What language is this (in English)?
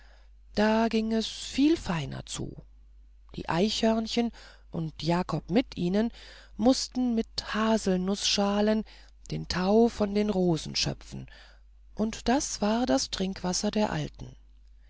German